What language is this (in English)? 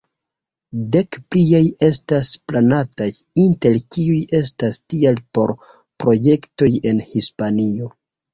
Esperanto